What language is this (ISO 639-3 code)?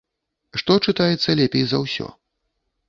bel